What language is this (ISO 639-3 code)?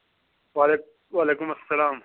kas